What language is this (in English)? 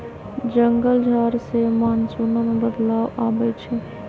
Magahi